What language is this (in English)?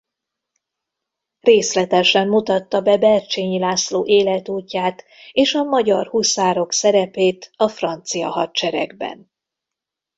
Hungarian